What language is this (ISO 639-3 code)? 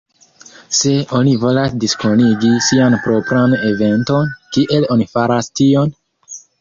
epo